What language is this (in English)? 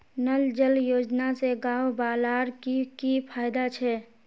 Magahi